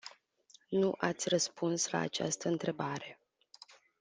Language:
Romanian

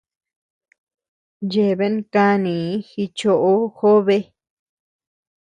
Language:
Tepeuxila Cuicatec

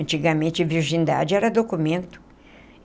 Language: Portuguese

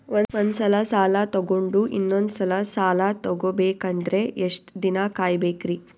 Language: Kannada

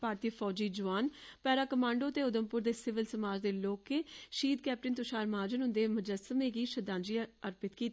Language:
Dogri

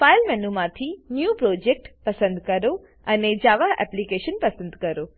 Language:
Gujarati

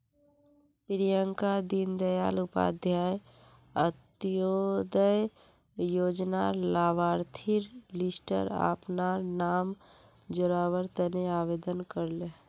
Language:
Magahi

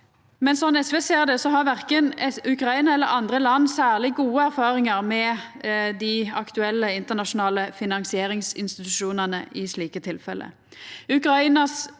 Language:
Norwegian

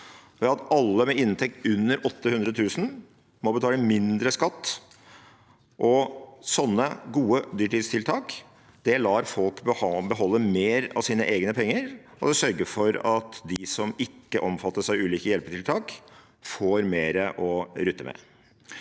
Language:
Norwegian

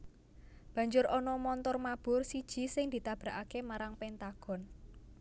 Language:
Javanese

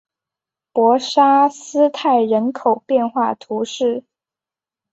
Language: Chinese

